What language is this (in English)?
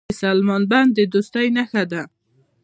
Pashto